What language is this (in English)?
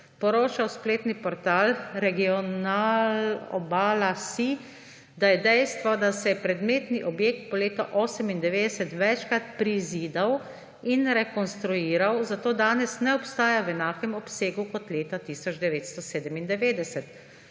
Slovenian